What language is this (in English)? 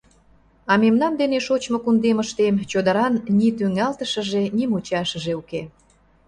Mari